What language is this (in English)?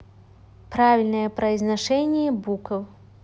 Russian